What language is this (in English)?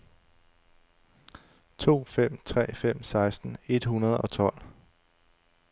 Danish